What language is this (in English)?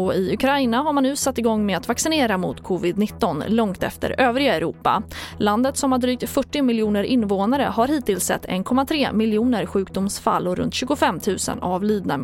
Swedish